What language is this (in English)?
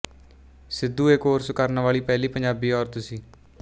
Punjabi